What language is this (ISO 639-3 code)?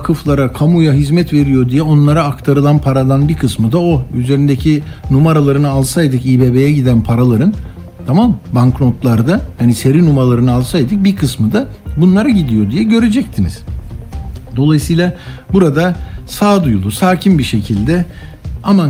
tur